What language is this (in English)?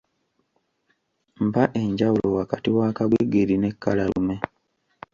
Ganda